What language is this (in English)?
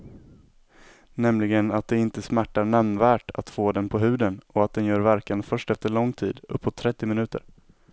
Swedish